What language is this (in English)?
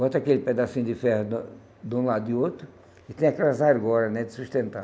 Portuguese